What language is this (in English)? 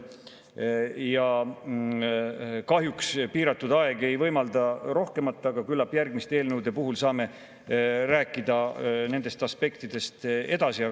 Estonian